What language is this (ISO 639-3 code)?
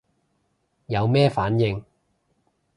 yue